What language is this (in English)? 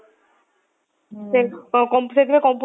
Odia